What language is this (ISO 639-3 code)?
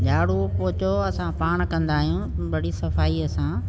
snd